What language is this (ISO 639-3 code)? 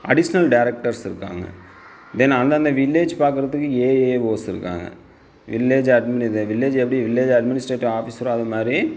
tam